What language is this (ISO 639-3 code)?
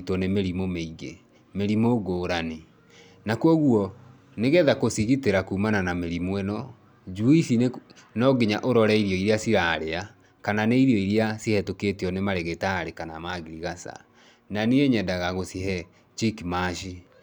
kik